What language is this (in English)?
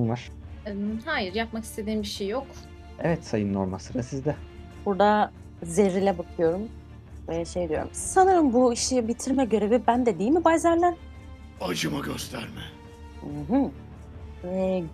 Turkish